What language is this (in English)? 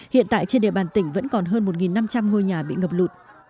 Vietnamese